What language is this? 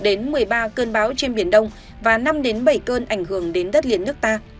Vietnamese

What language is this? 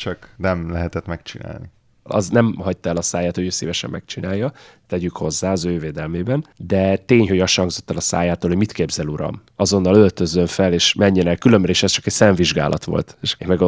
Hungarian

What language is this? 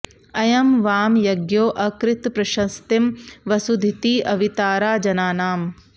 Sanskrit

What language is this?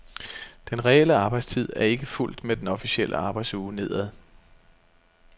Danish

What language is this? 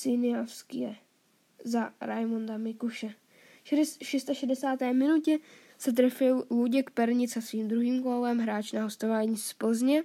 Czech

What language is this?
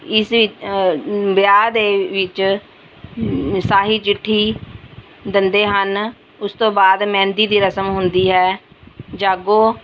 Punjabi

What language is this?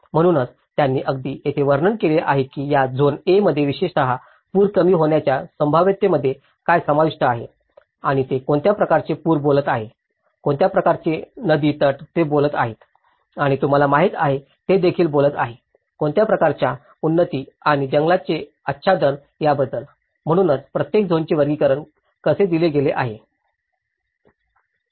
Marathi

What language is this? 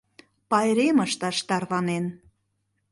Mari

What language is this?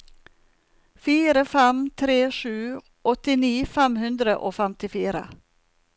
Norwegian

